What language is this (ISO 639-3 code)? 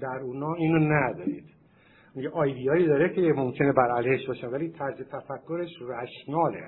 fas